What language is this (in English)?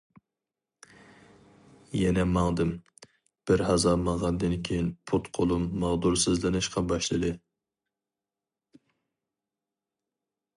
Uyghur